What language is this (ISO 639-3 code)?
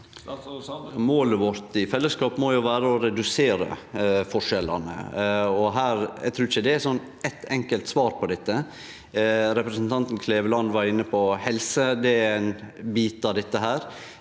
nor